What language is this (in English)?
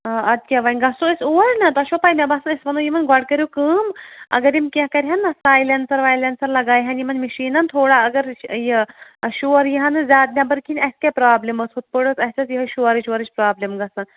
Kashmiri